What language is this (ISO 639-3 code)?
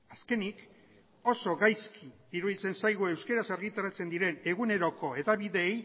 eus